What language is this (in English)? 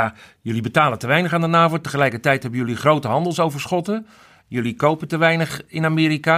Dutch